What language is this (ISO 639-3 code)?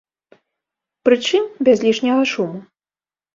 bel